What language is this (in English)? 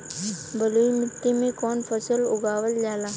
Bhojpuri